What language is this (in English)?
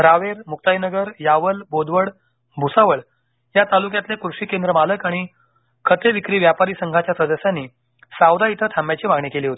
Marathi